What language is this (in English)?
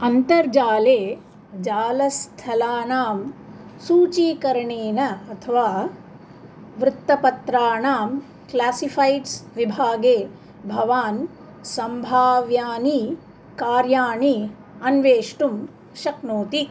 Sanskrit